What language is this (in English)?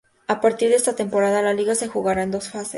Spanish